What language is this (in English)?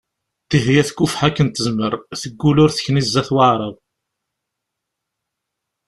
Kabyle